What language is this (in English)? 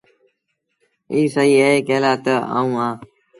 Sindhi Bhil